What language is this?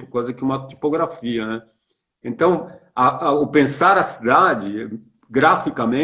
Portuguese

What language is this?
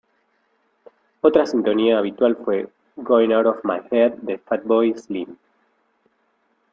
Spanish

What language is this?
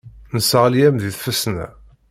Kabyle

